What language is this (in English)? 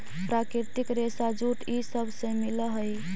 Magahi